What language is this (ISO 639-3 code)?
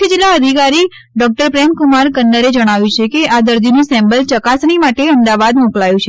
guj